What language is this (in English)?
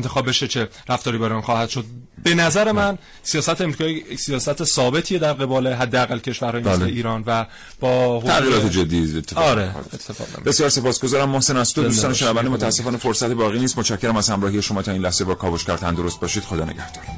Persian